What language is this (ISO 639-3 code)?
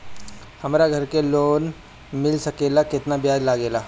bho